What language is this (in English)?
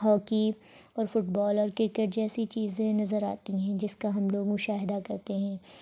Urdu